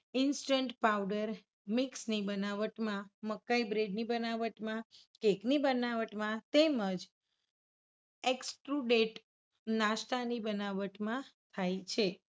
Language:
Gujarati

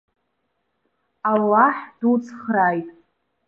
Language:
Abkhazian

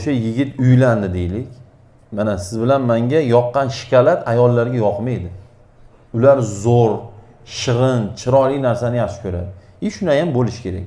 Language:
Turkish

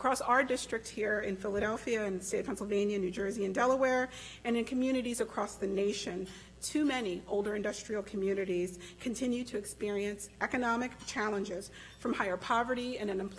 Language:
English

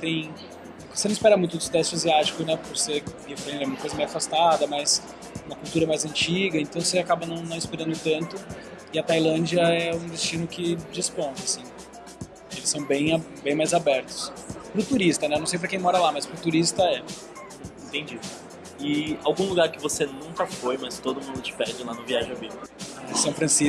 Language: Portuguese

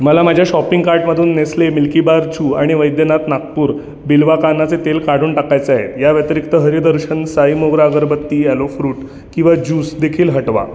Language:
Marathi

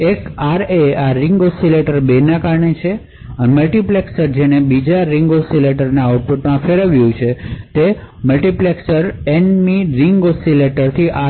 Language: Gujarati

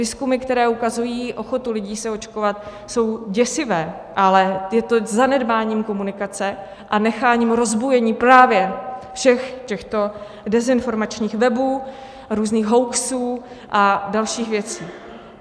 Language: Czech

